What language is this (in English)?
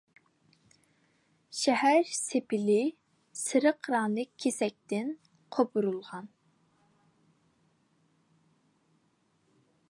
Uyghur